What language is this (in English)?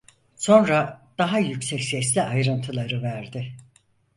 Turkish